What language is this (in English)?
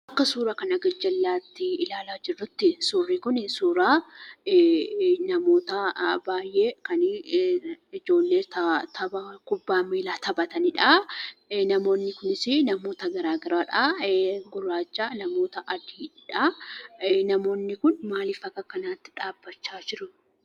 Oromo